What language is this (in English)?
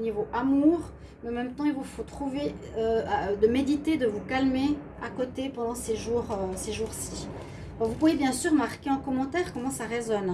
French